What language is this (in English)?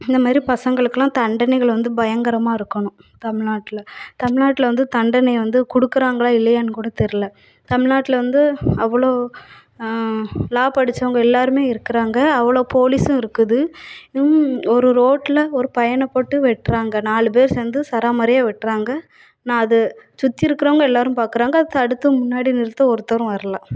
Tamil